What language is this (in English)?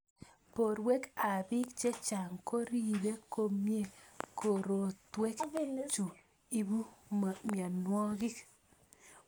Kalenjin